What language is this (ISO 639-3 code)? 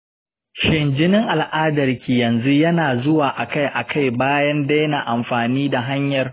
hau